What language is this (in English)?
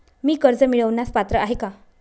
Marathi